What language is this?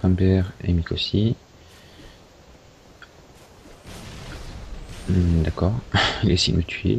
French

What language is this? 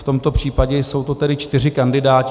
Czech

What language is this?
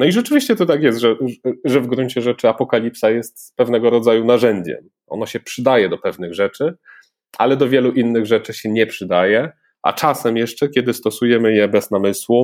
Polish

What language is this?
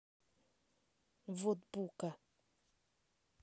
Russian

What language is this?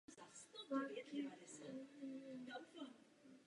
Czech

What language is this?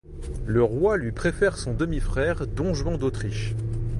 French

